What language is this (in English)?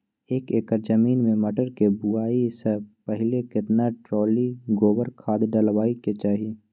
Maithili